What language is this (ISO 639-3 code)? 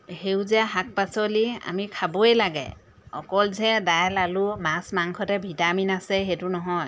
asm